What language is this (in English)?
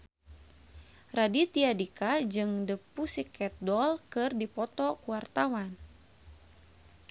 Sundanese